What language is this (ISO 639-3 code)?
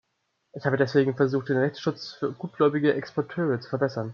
deu